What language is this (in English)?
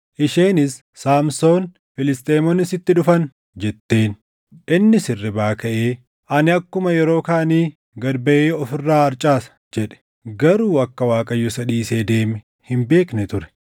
Oromo